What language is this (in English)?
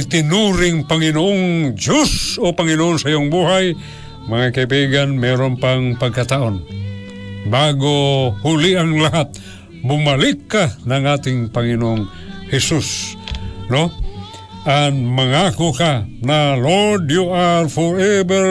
Filipino